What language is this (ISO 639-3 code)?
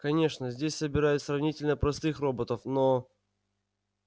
rus